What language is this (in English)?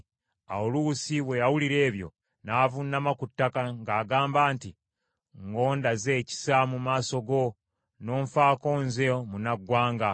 Ganda